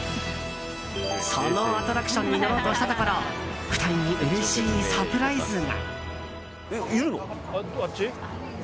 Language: Japanese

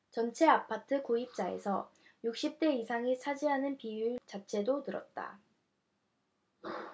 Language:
Korean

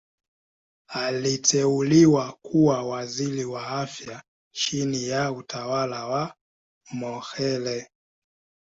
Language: Swahili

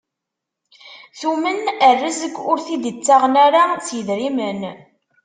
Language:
Kabyle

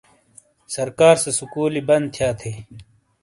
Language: Shina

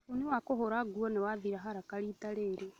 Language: Kikuyu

